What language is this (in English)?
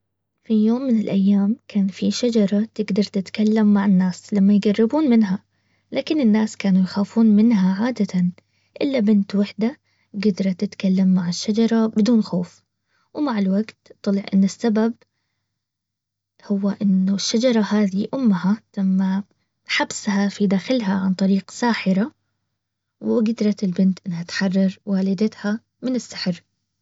Baharna Arabic